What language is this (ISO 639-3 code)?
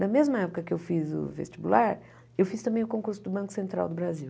por